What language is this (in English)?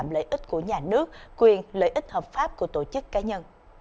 Vietnamese